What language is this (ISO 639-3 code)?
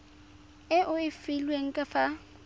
tsn